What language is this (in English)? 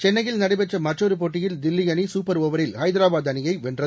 Tamil